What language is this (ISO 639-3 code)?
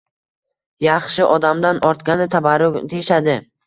uzb